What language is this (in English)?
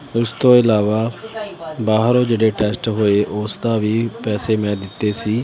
Punjabi